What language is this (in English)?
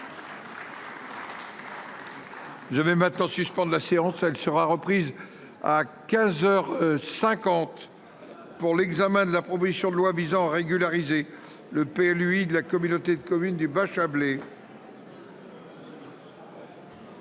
French